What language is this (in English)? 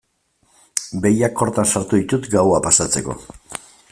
Basque